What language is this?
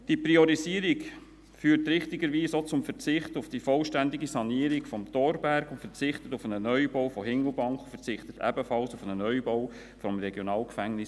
Swiss German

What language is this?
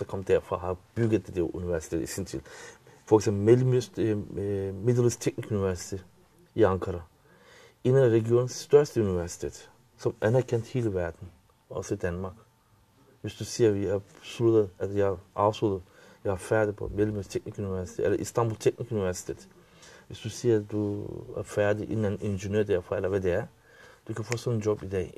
Danish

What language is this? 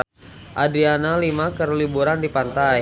Sundanese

